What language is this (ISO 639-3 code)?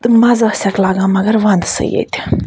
kas